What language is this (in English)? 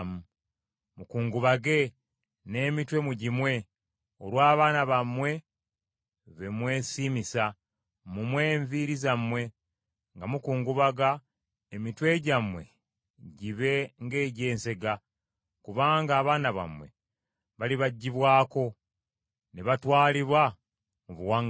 Ganda